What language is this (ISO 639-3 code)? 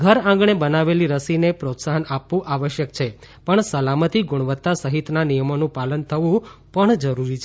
guj